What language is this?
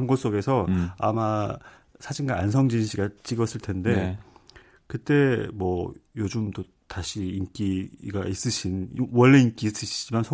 Korean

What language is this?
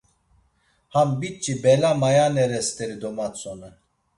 Laz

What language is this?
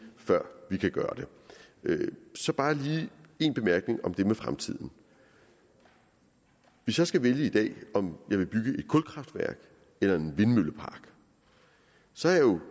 Danish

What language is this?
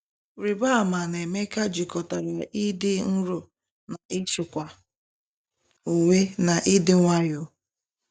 Igbo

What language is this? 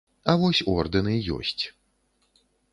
Belarusian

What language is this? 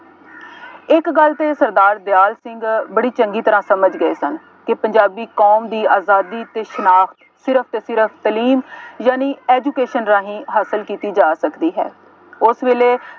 Punjabi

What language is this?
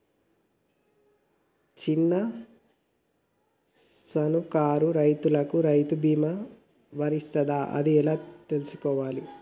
Telugu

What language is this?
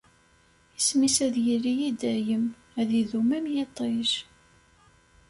Kabyle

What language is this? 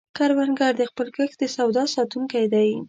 Pashto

